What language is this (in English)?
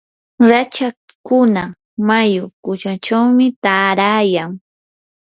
Yanahuanca Pasco Quechua